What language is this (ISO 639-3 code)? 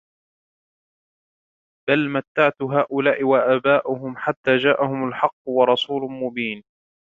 ara